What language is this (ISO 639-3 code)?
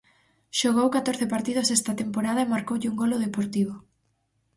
glg